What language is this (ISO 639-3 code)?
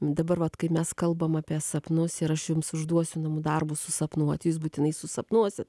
lit